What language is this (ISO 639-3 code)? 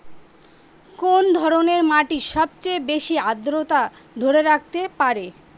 ben